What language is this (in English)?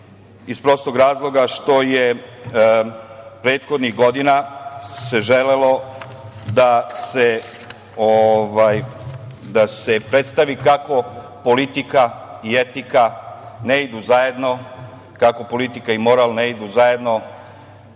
Serbian